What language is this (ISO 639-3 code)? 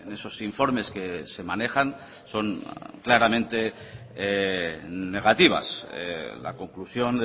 spa